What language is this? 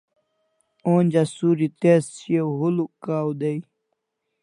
Kalasha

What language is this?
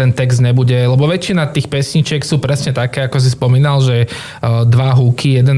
Slovak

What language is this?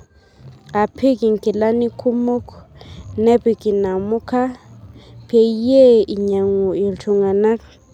Masai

